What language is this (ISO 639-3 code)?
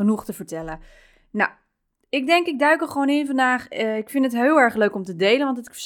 nld